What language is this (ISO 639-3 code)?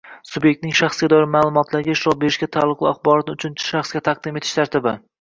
uzb